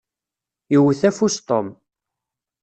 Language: Kabyle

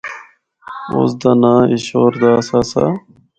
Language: Northern Hindko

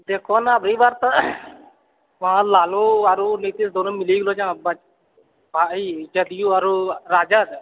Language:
Maithili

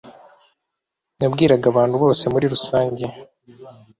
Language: Kinyarwanda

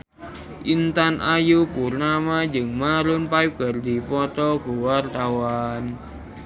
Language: Sundanese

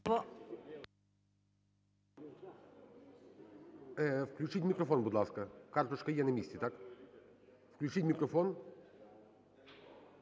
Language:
Ukrainian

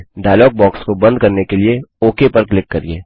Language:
Hindi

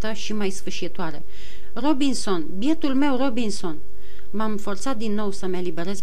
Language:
Romanian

